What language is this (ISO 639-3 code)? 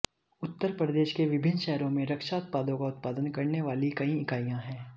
hin